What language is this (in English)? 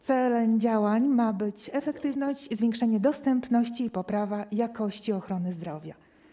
Polish